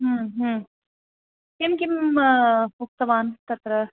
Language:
Sanskrit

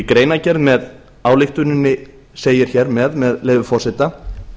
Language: Icelandic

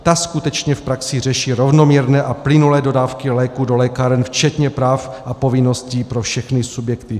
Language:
Czech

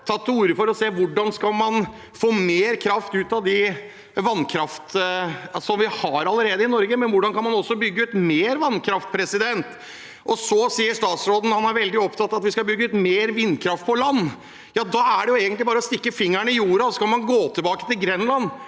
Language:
Norwegian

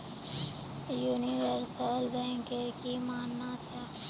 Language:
Magahi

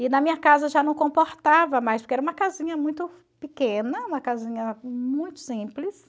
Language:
Portuguese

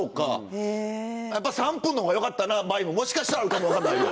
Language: Japanese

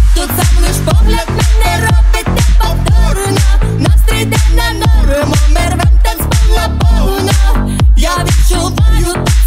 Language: Ukrainian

